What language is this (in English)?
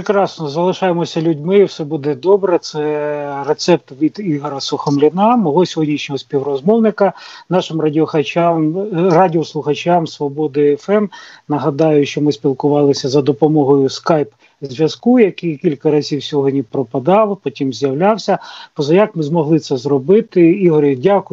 Ukrainian